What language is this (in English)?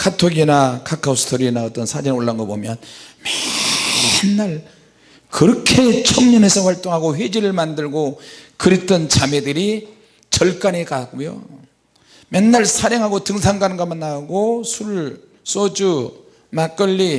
Korean